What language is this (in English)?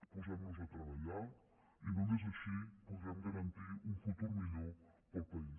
Catalan